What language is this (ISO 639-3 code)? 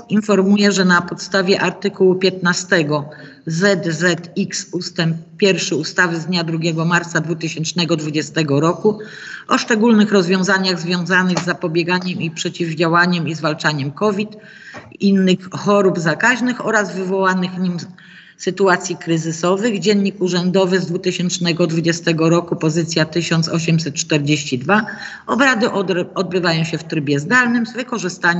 pol